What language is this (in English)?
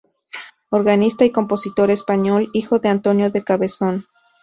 Spanish